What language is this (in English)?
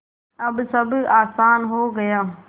Hindi